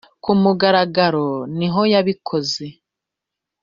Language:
Kinyarwanda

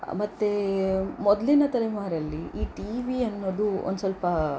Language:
Kannada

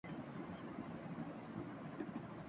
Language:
Urdu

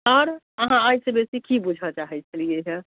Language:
Maithili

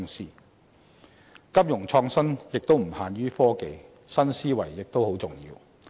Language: Cantonese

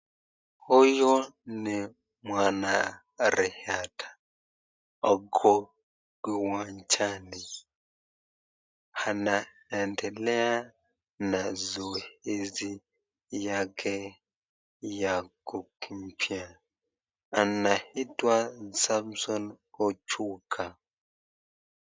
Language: Swahili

